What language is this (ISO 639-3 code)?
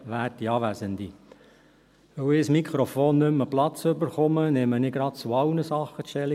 gsw